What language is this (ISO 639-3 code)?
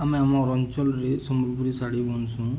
ori